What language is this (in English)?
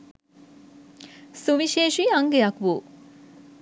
Sinhala